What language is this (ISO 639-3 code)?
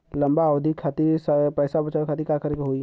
bho